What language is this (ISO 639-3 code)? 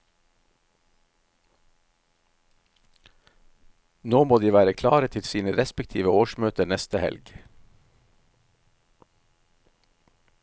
nor